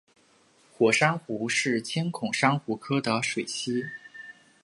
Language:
Chinese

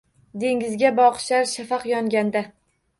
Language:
Uzbek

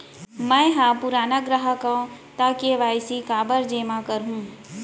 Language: Chhattisgarhi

